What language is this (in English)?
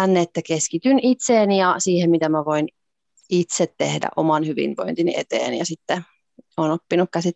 Finnish